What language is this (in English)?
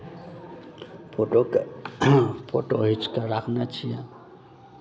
Maithili